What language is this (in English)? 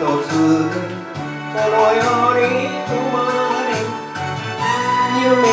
Greek